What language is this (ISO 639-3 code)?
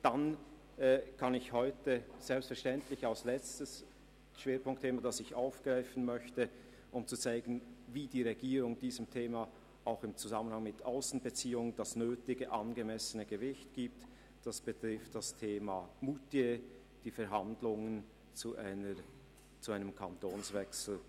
gsw